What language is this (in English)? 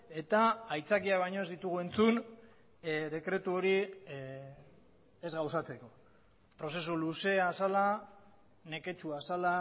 Basque